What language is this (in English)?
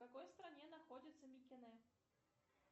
Russian